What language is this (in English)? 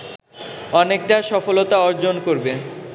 Bangla